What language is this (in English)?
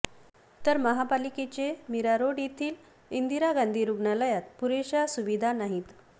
Marathi